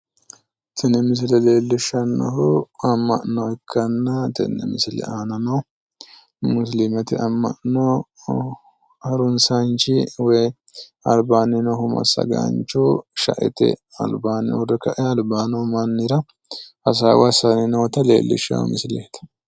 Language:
Sidamo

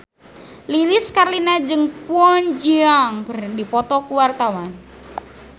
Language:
Sundanese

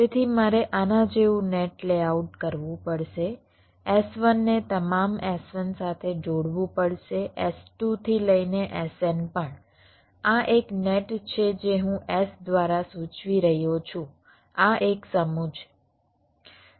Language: Gujarati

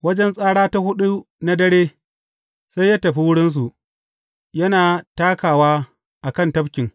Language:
Hausa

